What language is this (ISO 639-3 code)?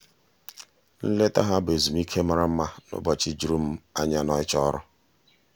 ibo